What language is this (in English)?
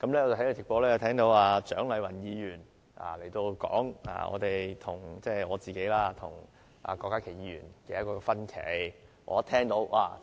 Cantonese